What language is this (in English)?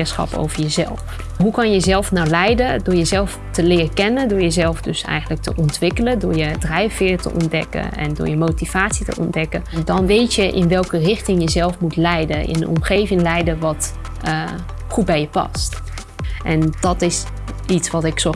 Dutch